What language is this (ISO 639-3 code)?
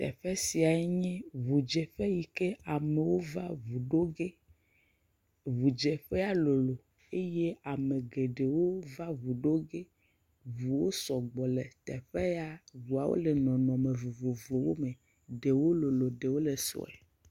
ewe